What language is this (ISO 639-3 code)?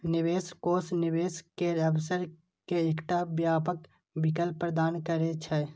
mai